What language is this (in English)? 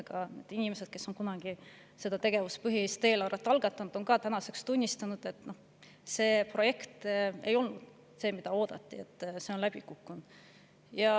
Estonian